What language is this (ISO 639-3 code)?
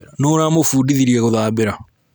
kik